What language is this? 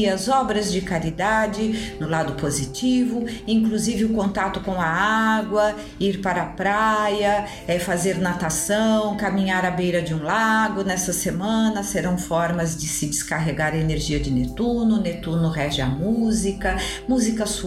Portuguese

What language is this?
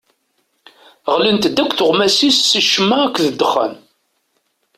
Kabyle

